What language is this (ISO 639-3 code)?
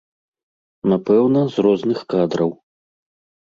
bel